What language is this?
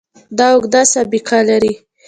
Pashto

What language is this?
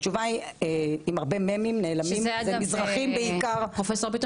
Hebrew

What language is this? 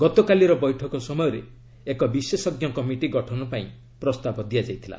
Odia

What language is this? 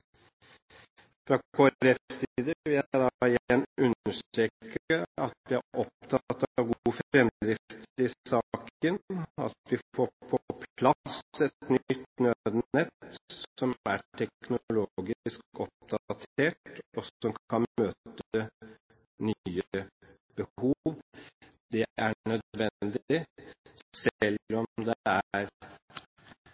Norwegian Bokmål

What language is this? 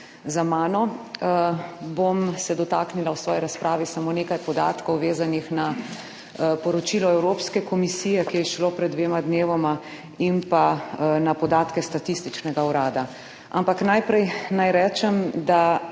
Slovenian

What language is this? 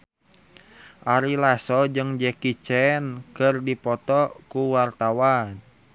Sundanese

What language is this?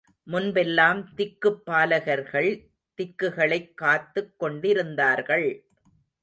Tamil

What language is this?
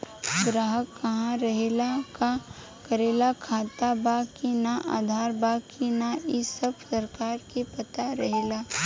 Bhojpuri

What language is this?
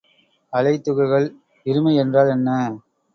Tamil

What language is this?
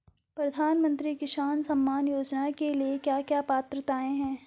Hindi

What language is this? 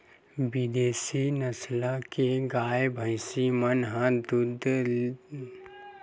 Chhattisgarhi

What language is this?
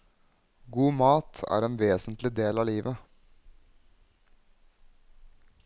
Norwegian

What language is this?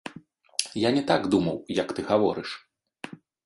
Belarusian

